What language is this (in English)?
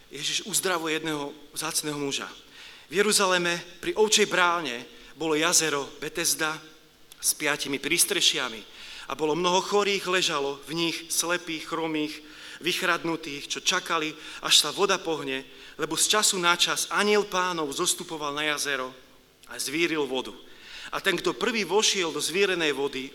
Slovak